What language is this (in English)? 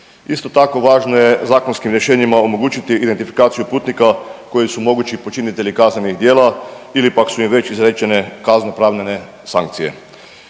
Croatian